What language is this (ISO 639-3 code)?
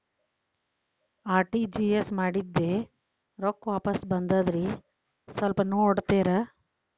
kan